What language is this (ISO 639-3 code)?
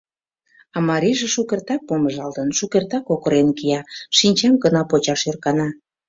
chm